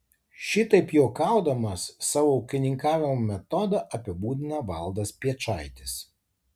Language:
Lithuanian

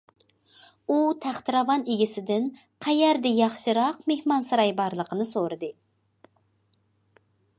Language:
Uyghur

